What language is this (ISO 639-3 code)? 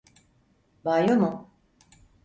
tur